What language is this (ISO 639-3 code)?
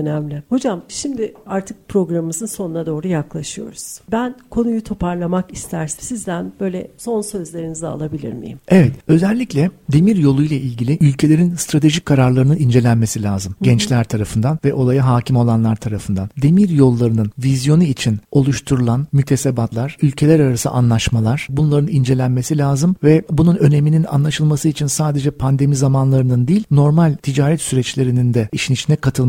tur